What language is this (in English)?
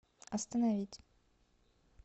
Russian